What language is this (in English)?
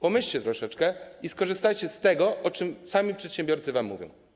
Polish